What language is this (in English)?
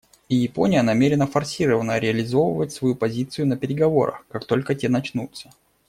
Russian